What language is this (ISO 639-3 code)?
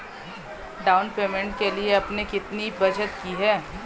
hin